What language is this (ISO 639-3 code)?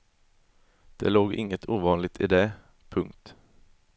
swe